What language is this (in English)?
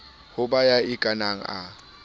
Southern Sotho